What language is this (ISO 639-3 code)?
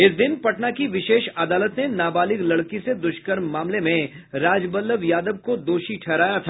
hin